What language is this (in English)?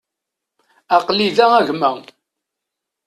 Kabyle